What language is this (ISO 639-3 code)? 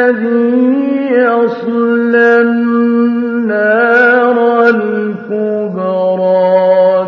ara